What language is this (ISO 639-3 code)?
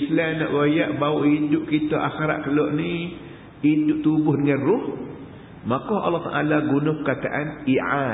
msa